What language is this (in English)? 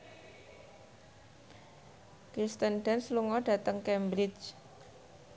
Javanese